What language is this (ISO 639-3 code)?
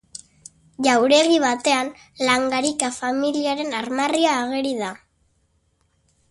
eus